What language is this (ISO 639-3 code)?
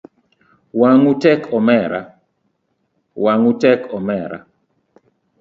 luo